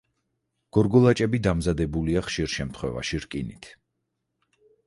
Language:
Georgian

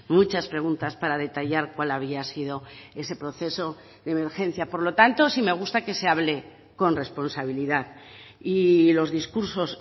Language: Spanish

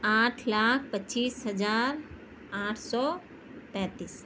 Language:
Urdu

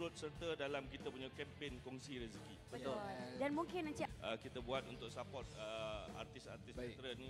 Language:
Malay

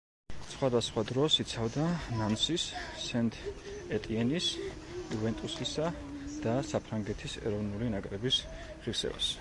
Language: Georgian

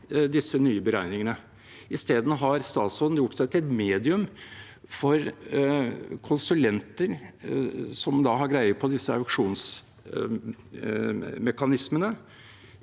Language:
Norwegian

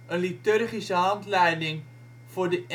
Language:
Dutch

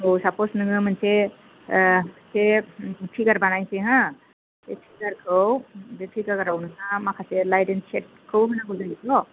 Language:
Bodo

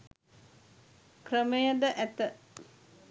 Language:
Sinhala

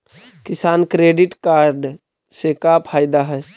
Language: Magahi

